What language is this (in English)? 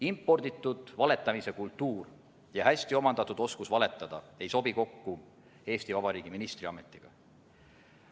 Estonian